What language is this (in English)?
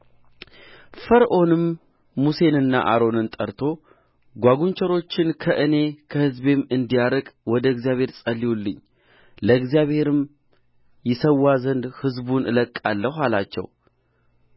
Amharic